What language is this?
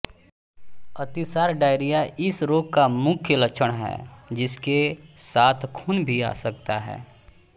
Hindi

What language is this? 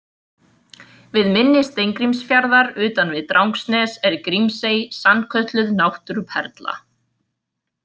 Icelandic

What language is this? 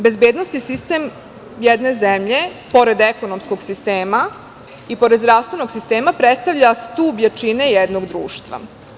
Serbian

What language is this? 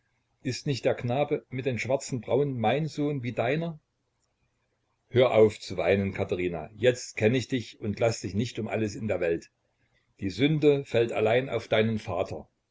German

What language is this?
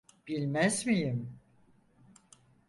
Turkish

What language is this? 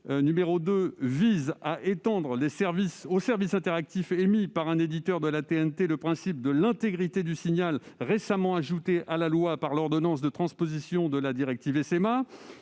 French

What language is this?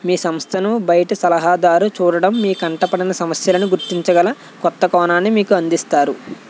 Telugu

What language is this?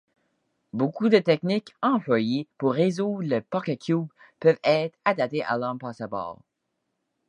French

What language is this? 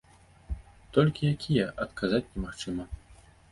Belarusian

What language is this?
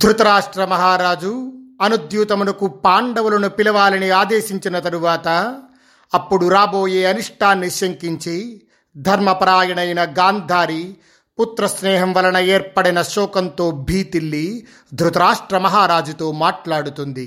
Telugu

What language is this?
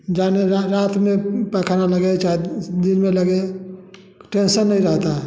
Hindi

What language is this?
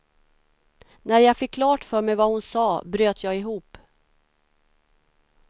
Swedish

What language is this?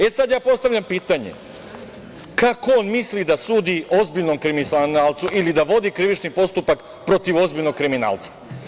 Serbian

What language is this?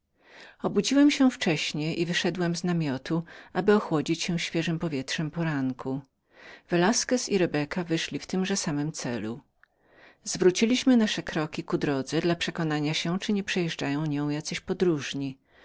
Polish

